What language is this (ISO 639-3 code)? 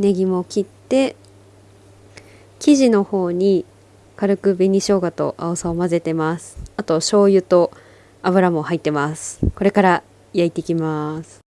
jpn